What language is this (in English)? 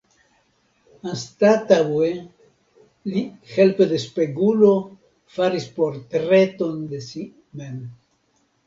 Esperanto